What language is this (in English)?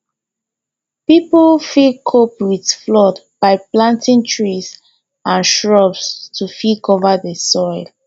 Nigerian Pidgin